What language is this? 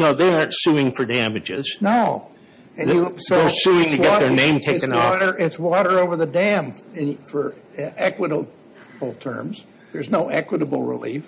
English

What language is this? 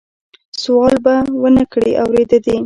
Pashto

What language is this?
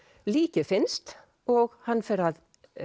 Icelandic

